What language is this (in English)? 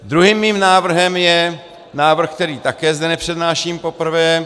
Czech